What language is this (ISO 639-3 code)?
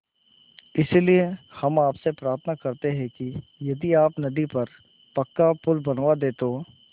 hin